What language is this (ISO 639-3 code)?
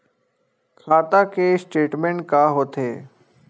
hne